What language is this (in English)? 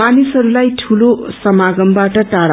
Nepali